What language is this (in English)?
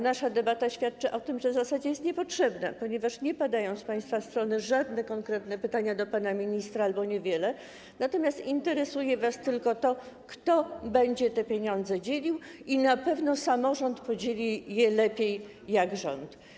Polish